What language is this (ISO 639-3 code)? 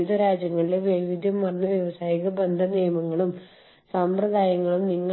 mal